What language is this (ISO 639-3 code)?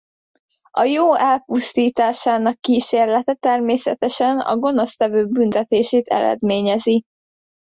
hun